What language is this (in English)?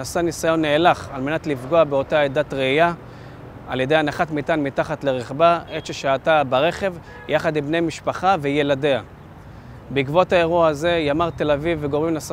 Hebrew